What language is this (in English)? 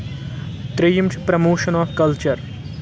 Kashmiri